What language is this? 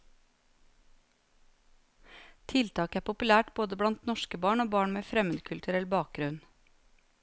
Norwegian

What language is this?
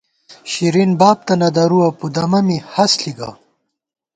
Gawar-Bati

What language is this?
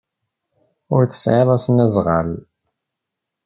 Kabyle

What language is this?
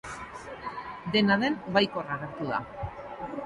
Basque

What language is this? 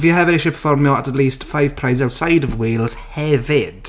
Welsh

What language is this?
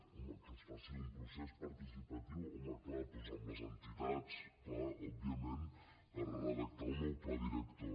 Catalan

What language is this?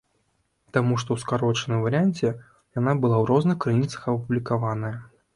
Belarusian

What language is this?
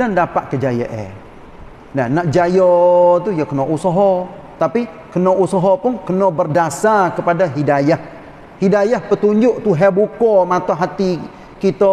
Malay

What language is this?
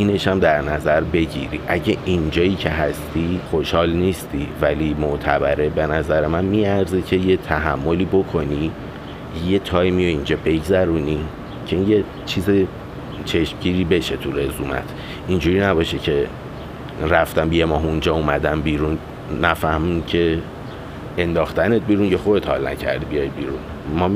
Persian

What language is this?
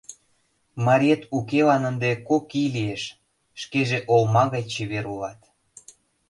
Mari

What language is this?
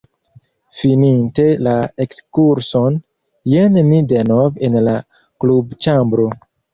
Esperanto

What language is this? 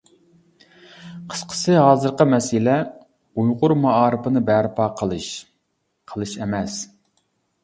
Uyghur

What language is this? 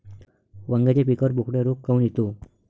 Marathi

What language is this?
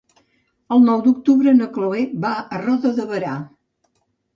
Catalan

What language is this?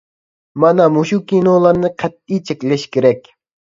Uyghur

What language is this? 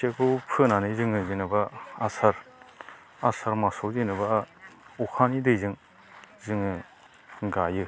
Bodo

